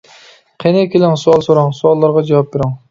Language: Uyghur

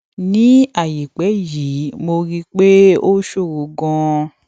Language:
Yoruba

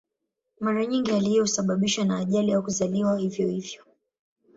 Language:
Swahili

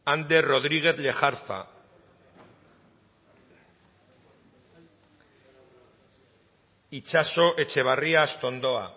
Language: Basque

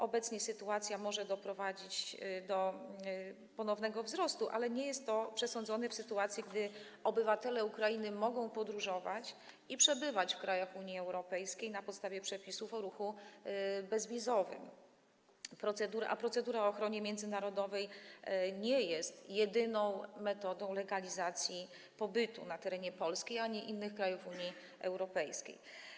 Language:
Polish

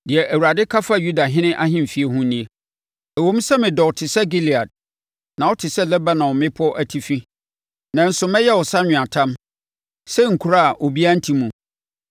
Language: Akan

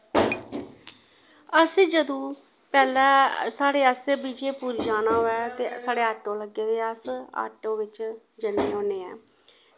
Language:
Dogri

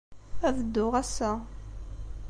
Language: Kabyle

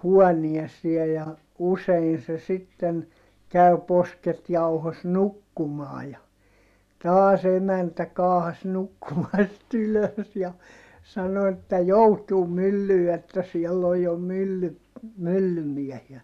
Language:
Finnish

